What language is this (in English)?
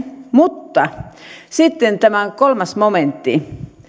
Finnish